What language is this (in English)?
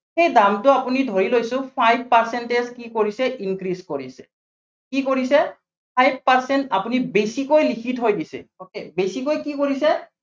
Assamese